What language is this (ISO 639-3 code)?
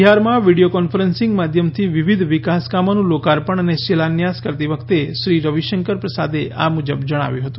guj